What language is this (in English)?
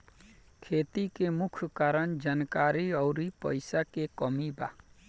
Bhojpuri